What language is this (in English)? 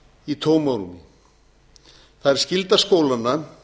Icelandic